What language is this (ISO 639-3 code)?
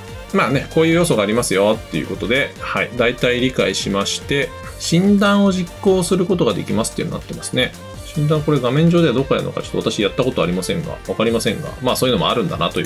jpn